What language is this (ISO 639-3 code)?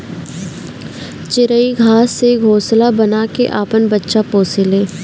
bho